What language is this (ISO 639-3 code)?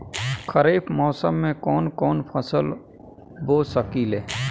bho